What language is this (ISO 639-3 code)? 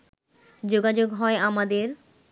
ben